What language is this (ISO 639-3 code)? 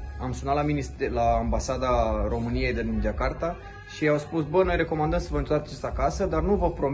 ron